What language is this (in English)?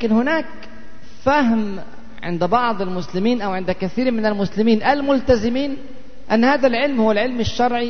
Arabic